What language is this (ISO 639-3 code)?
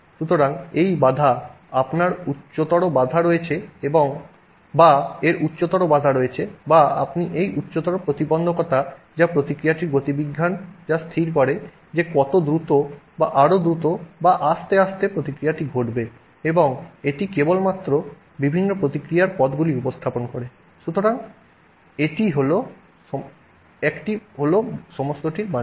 ben